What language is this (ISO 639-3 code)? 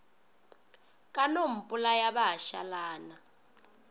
nso